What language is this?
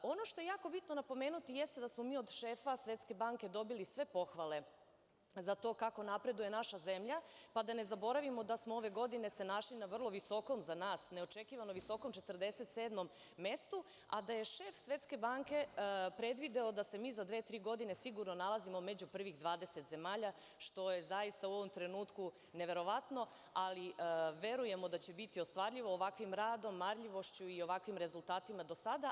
Serbian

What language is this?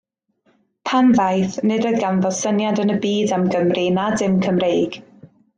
Welsh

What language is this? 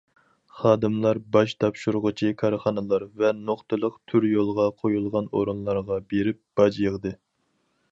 Uyghur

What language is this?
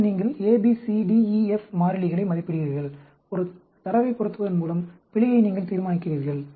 Tamil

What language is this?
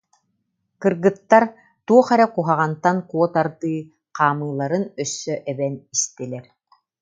Yakut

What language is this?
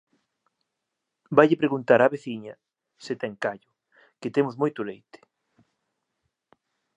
Galician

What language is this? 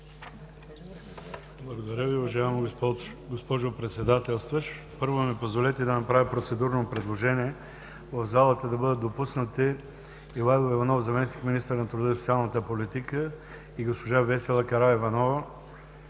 Bulgarian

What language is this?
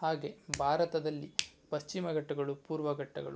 Kannada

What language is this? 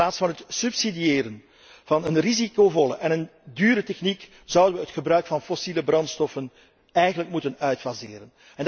Dutch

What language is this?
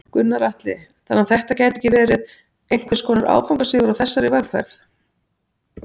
Icelandic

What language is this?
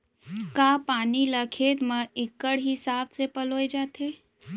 Chhattisgarhi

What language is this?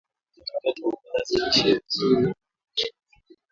Swahili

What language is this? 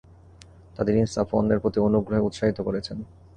Bangla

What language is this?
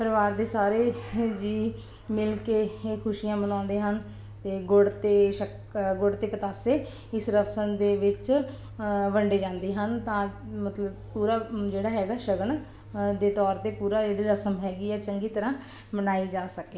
Punjabi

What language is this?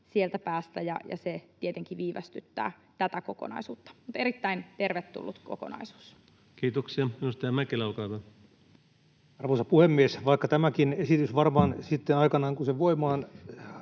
Finnish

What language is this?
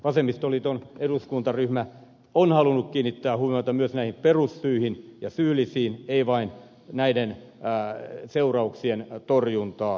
Finnish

